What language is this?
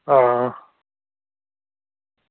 Dogri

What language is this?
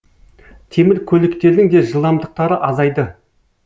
Kazakh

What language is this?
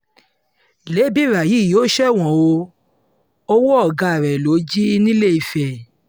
Yoruba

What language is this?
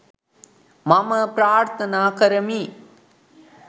Sinhala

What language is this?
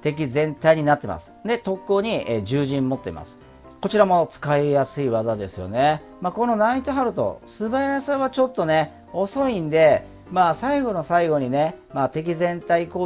Japanese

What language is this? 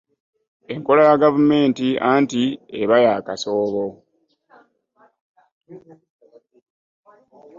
Ganda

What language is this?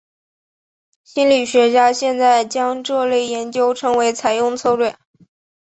Chinese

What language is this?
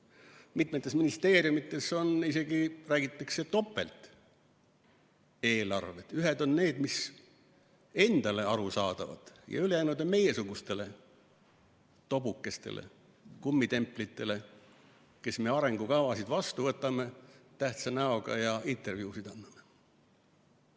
Estonian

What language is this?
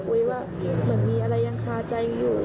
Thai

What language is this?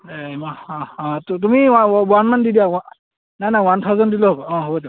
Assamese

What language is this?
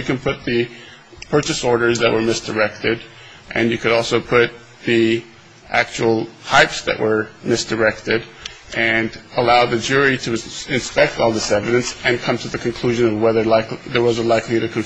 English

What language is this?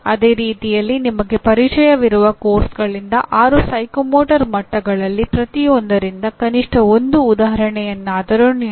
Kannada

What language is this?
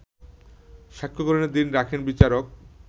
Bangla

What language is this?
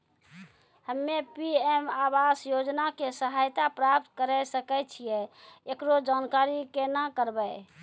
Maithili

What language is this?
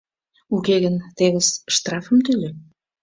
Mari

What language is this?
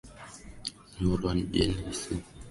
Swahili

